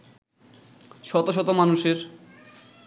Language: Bangla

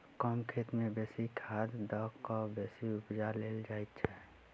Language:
Maithili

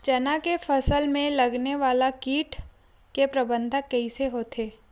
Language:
Chhattisgarhi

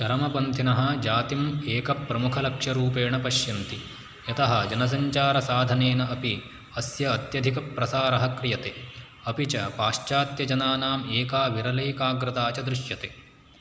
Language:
Sanskrit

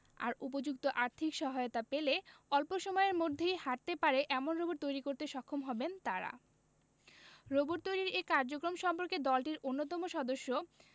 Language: Bangla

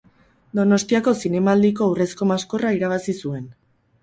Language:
Basque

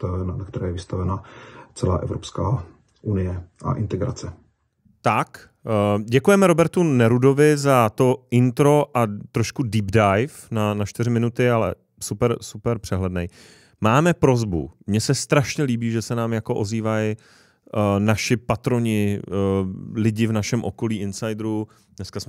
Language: Czech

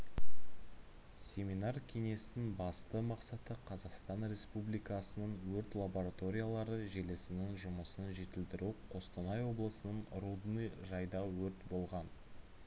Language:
Kazakh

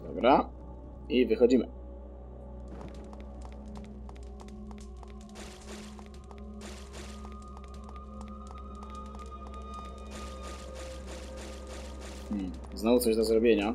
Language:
Polish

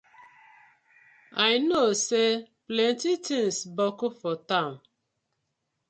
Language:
Nigerian Pidgin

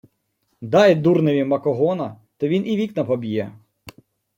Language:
Ukrainian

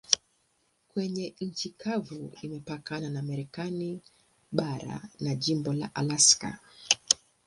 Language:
Swahili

